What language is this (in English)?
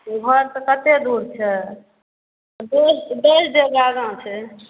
Maithili